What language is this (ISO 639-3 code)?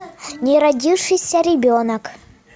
rus